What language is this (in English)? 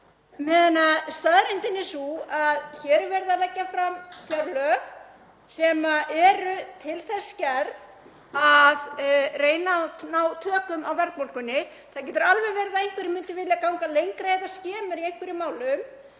Icelandic